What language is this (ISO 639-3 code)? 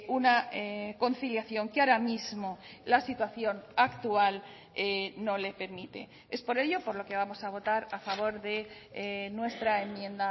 spa